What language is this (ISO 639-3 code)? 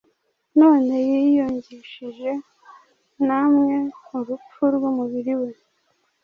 kin